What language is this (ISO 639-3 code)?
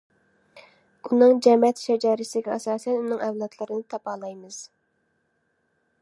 uig